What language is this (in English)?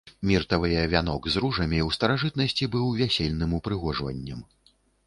Belarusian